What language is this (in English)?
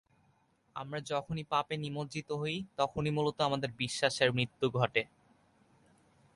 Bangla